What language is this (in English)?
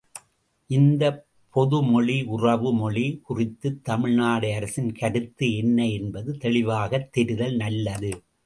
Tamil